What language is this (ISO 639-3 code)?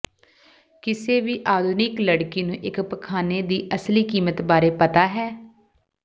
pan